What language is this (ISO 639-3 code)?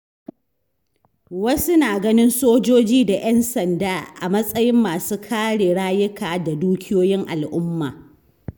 hau